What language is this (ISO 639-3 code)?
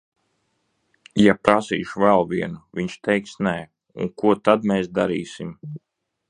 lav